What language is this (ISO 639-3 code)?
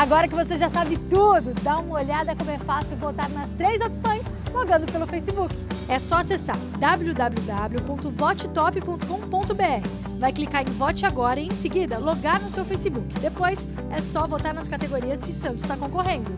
por